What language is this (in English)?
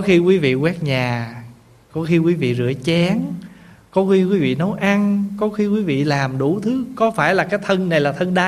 Vietnamese